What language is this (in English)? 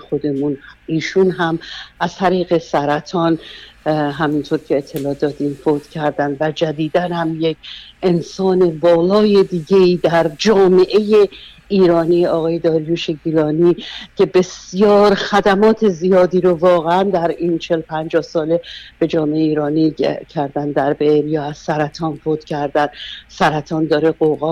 Persian